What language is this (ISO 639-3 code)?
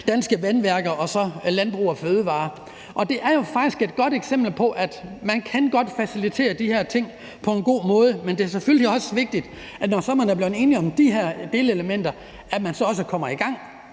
dan